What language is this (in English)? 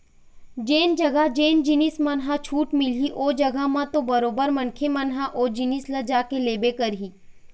Chhattisgarhi